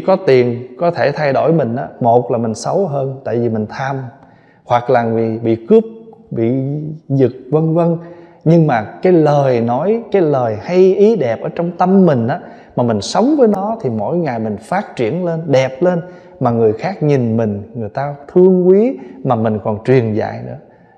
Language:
Vietnamese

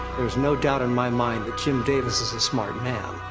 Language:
English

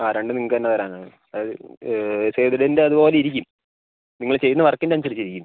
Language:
Malayalam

